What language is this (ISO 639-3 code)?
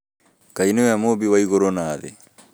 kik